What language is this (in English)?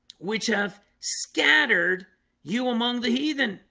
English